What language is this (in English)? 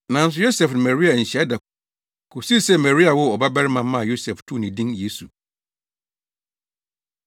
Akan